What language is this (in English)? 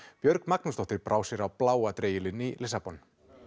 Icelandic